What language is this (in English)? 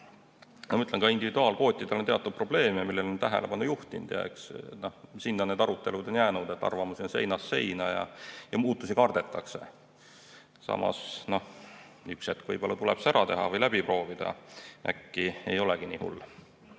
Estonian